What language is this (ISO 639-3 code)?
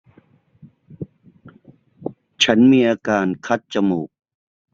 tha